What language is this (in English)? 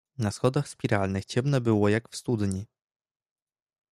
Polish